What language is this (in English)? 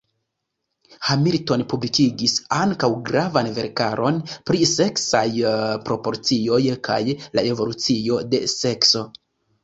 Esperanto